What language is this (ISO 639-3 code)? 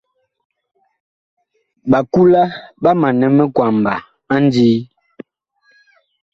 bkh